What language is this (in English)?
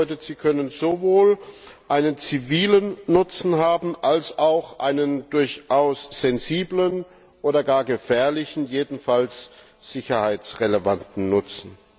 German